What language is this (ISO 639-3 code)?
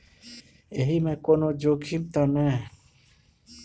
mai